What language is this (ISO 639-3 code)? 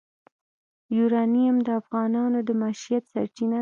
pus